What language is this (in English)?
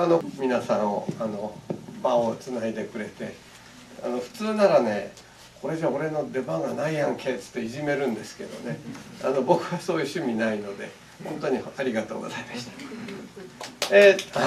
Japanese